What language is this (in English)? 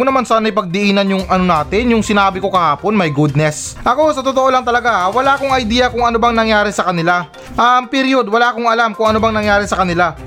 Filipino